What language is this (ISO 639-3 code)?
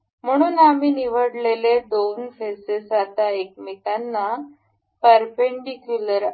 mar